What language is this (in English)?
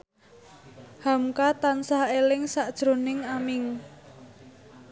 Javanese